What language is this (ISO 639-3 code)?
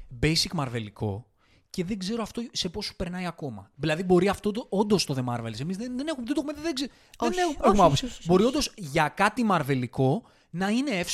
ell